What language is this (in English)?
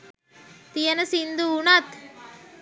Sinhala